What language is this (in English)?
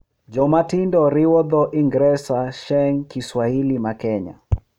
Luo (Kenya and Tanzania)